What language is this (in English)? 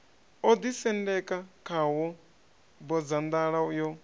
Venda